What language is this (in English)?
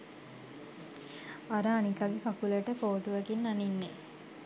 Sinhala